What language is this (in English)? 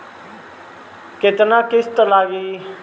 Bhojpuri